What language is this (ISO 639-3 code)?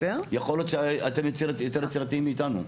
heb